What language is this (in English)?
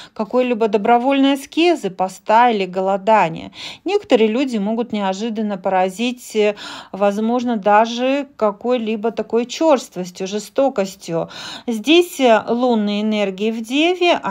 Russian